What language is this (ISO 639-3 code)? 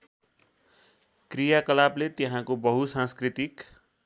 nep